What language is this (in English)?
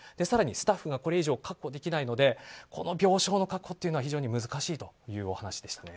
Japanese